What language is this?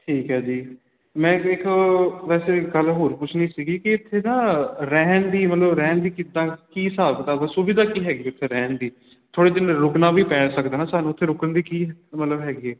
Punjabi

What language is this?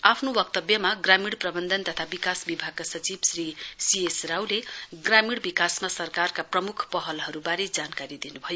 Nepali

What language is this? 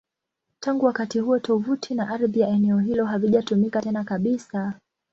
Swahili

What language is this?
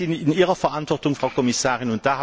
German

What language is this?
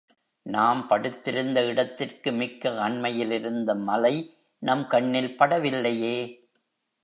Tamil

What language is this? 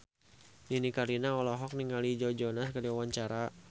Sundanese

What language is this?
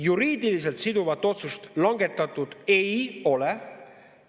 Estonian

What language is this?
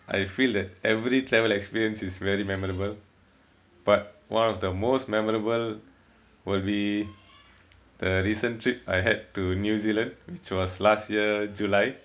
English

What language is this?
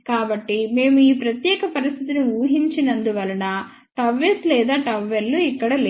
Telugu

